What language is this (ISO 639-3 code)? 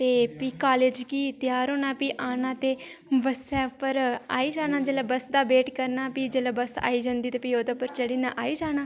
doi